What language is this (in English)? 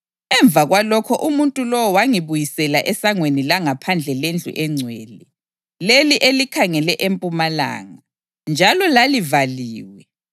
North Ndebele